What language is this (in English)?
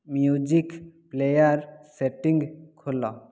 Odia